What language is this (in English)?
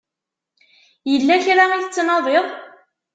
Kabyle